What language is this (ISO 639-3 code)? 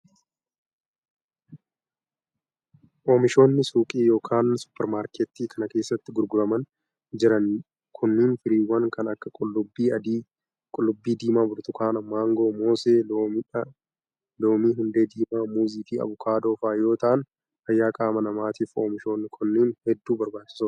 orm